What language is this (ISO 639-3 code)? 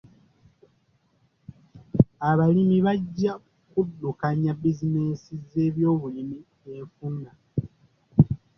lug